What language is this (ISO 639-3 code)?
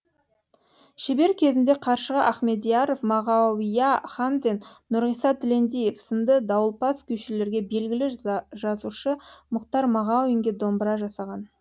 kaz